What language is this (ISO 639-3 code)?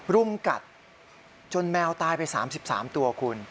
tha